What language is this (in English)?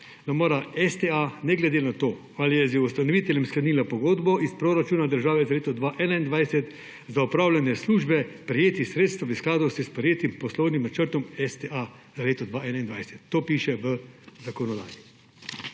Slovenian